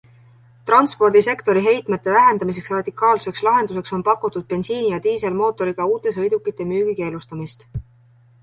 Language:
Estonian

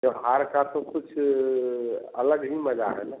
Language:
Hindi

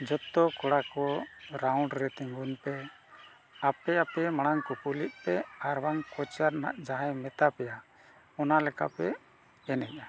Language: Santali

